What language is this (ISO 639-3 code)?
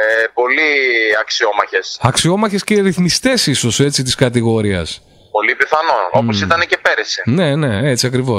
ell